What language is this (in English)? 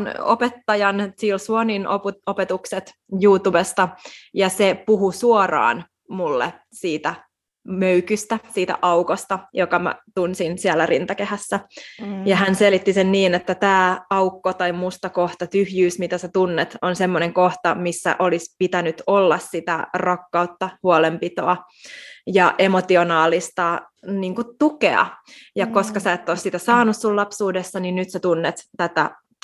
Finnish